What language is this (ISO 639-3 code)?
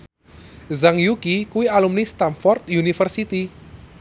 jav